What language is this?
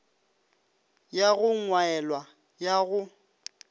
Northern Sotho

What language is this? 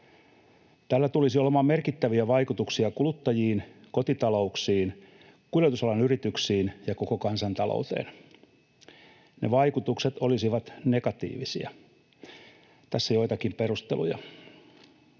Finnish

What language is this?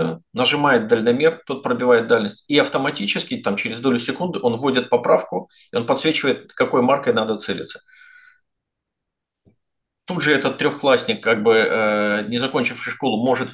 Russian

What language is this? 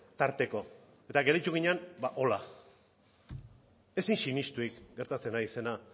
Basque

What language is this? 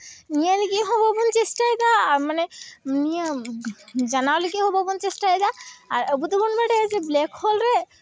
Santali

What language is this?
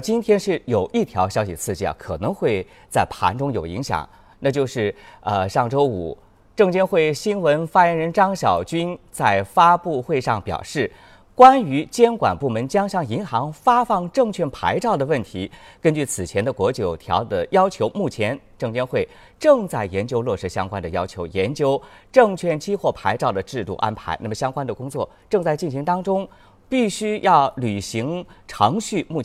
Chinese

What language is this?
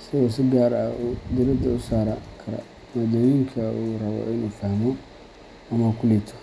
Somali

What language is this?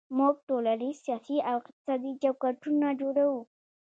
Pashto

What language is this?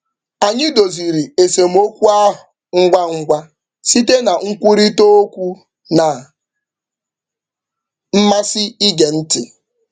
Igbo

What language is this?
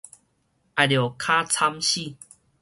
Min Nan Chinese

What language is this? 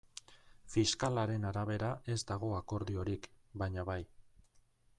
Basque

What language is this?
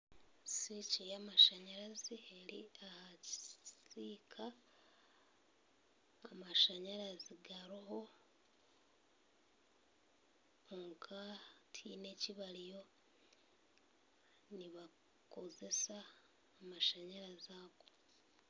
Nyankole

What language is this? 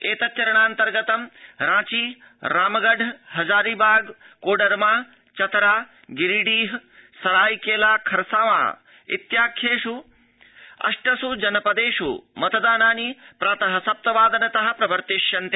Sanskrit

